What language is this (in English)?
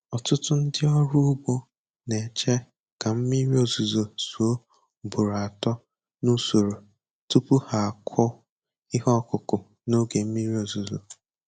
Igbo